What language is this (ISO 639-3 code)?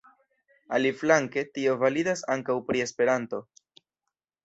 epo